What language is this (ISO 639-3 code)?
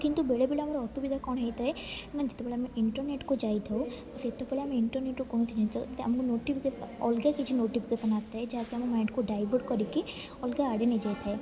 ori